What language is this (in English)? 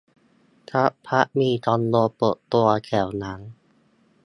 Thai